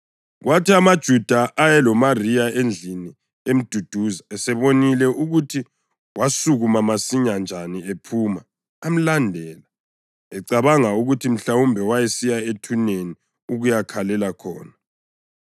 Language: North Ndebele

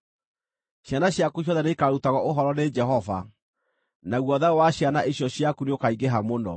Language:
Kikuyu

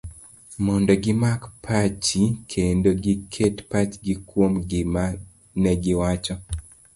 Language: Luo (Kenya and Tanzania)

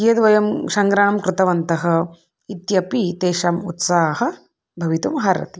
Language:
Sanskrit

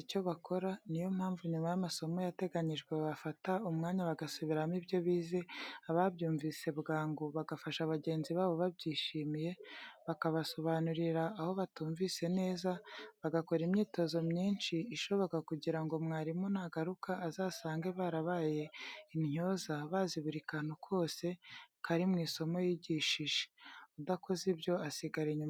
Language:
Kinyarwanda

